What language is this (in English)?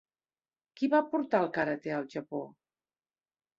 Catalan